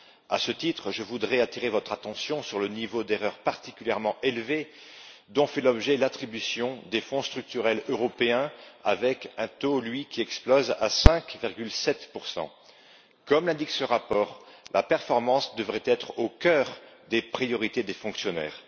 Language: French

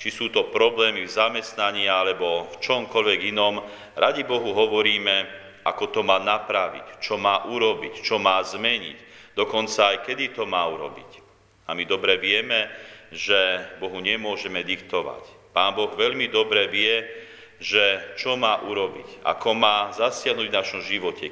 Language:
Slovak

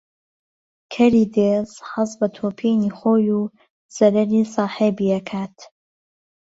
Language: Central Kurdish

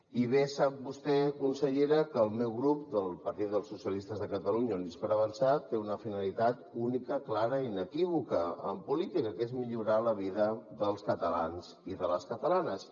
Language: Catalan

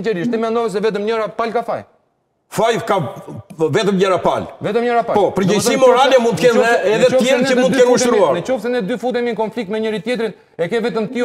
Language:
Romanian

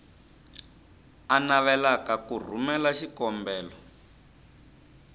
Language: Tsonga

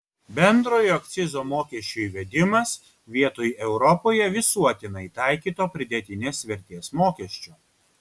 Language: Lithuanian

